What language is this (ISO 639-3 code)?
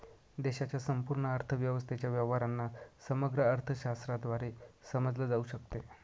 mar